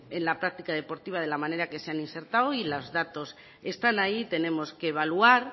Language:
Spanish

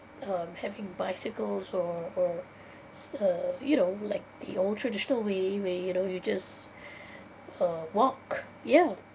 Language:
English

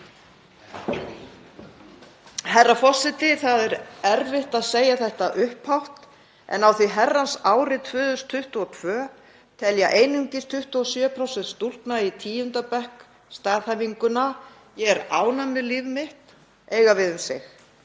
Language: Icelandic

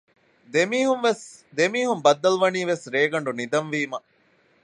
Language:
Divehi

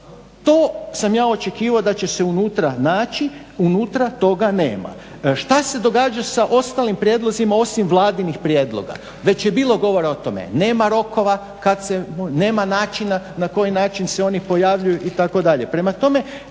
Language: Croatian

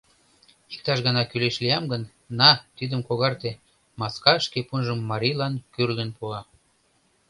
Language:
Mari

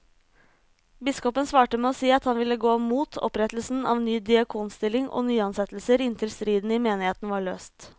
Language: Norwegian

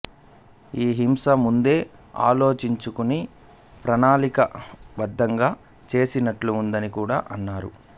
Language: Telugu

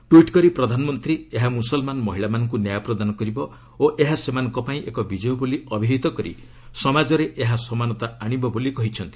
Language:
Odia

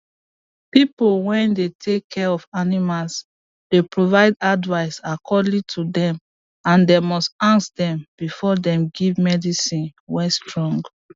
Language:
Nigerian Pidgin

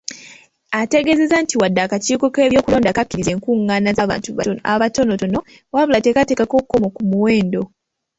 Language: Ganda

